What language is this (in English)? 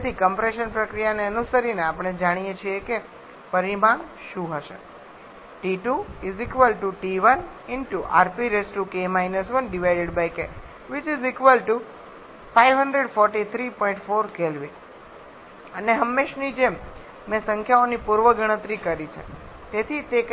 Gujarati